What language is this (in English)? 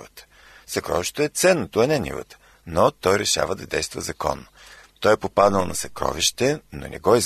Bulgarian